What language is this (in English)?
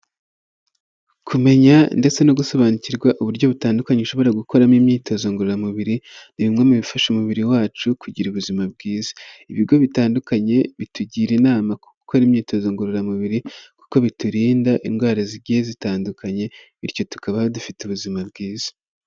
Kinyarwanda